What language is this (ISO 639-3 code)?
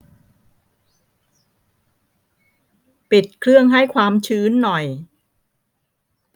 tha